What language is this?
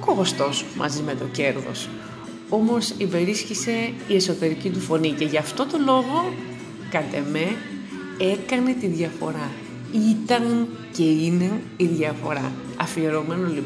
Greek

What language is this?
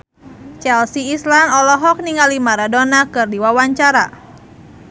Sundanese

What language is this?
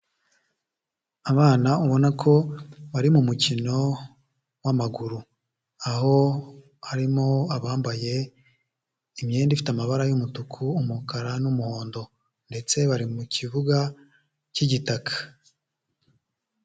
Kinyarwanda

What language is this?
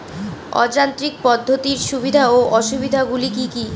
Bangla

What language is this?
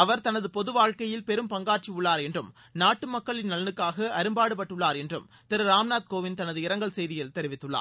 Tamil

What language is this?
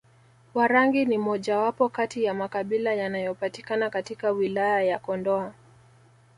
Swahili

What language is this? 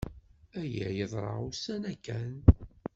Kabyle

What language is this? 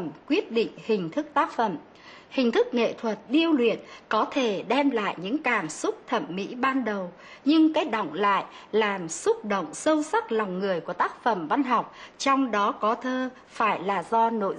Vietnamese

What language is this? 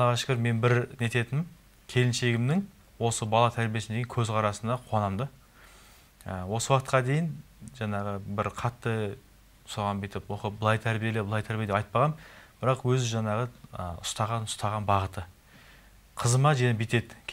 Turkish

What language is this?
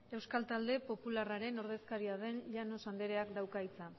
Basque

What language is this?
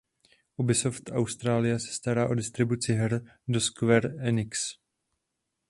Czech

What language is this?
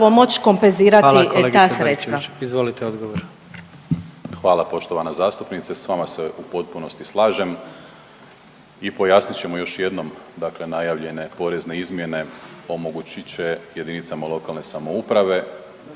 Croatian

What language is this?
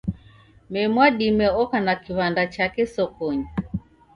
Taita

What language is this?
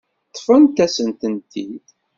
Kabyle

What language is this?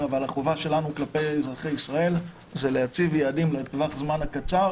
Hebrew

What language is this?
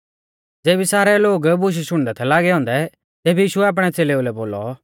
Mahasu Pahari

